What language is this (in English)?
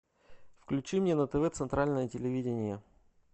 Russian